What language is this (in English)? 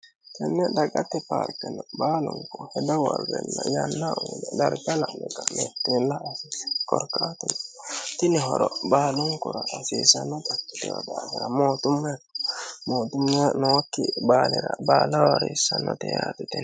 Sidamo